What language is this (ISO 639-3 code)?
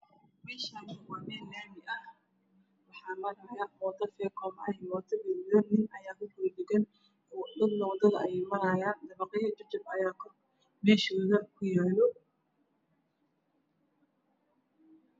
som